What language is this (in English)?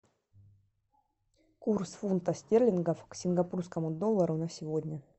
Russian